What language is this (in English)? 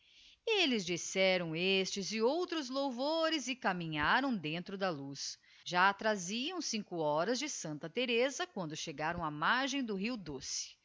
Portuguese